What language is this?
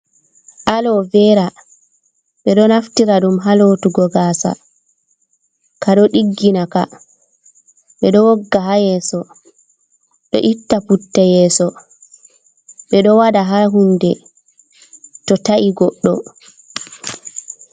Fula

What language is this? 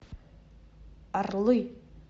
Russian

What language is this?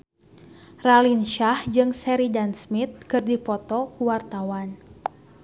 Sundanese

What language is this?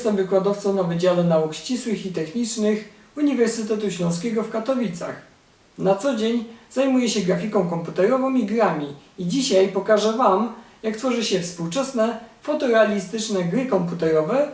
Polish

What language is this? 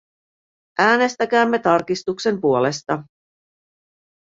Finnish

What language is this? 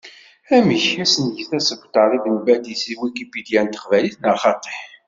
Kabyle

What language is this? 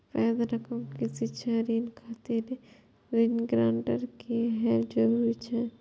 Maithili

